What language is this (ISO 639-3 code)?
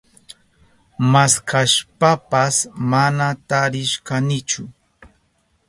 qup